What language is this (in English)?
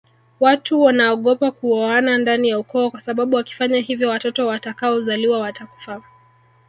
Swahili